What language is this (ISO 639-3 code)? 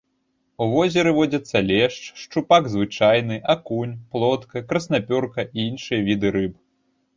bel